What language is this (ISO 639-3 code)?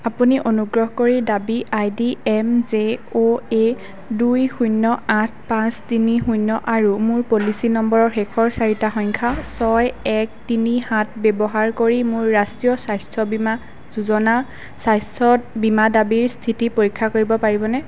asm